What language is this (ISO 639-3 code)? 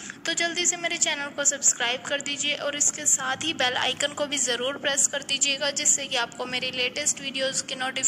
vie